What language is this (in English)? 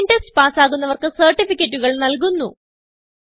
Malayalam